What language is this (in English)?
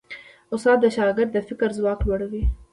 Pashto